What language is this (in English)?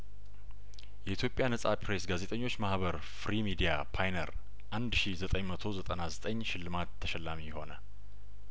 Amharic